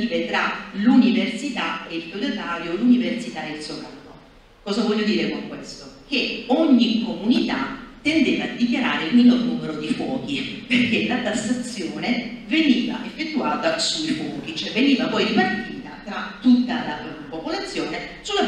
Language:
Italian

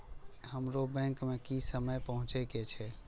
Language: Maithili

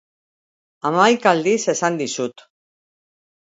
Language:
Basque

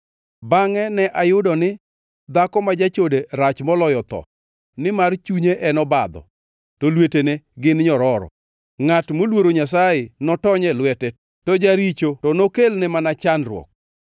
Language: Luo (Kenya and Tanzania)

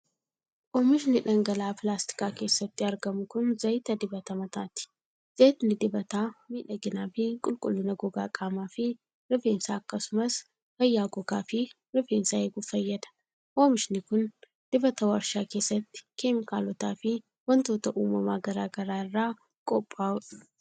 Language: Oromo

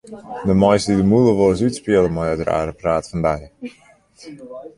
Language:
Western Frisian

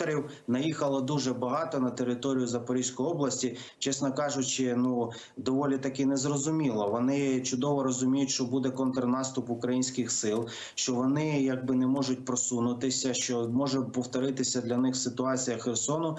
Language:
Ukrainian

